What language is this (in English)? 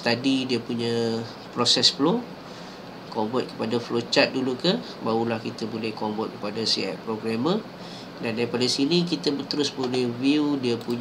Malay